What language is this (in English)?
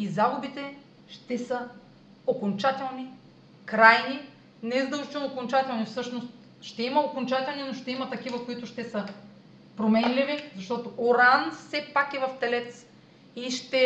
Bulgarian